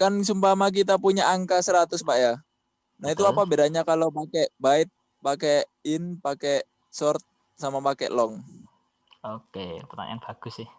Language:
Indonesian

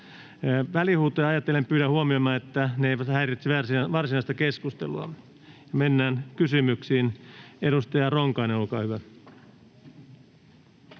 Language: Finnish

